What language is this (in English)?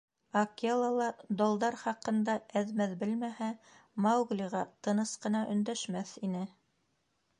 Bashkir